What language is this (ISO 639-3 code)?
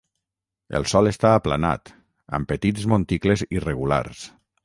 cat